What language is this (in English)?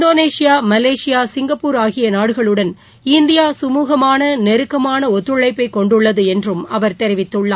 Tamil